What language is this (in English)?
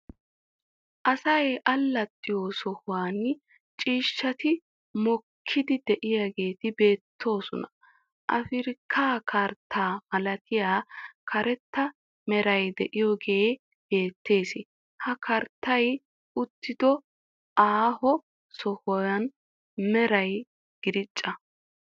Wolaytta